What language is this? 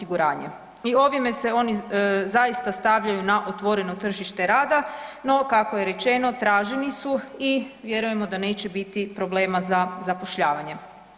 Croatian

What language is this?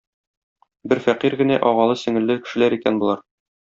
Tatar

